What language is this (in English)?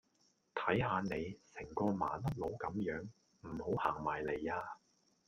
Cantonese